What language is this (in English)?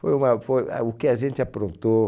Portuguese